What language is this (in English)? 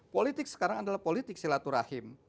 Indonesian